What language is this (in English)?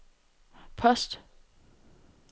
Danish